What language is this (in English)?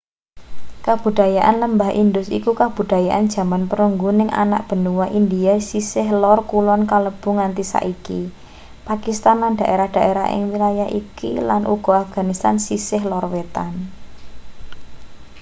Javanese